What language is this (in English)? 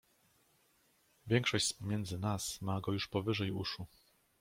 Polish